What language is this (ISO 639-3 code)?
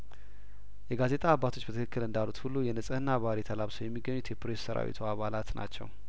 amh